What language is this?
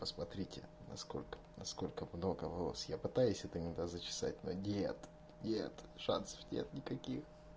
Russian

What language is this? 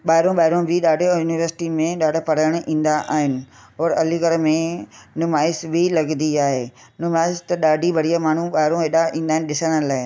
Sindhi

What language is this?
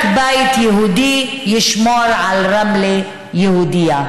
Hebrew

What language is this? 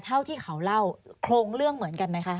Thai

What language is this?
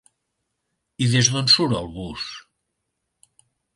Catalan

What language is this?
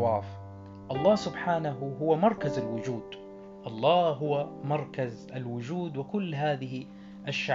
Arabic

